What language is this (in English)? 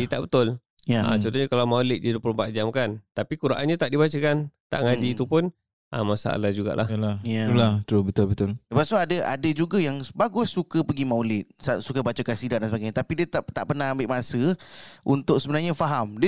Malay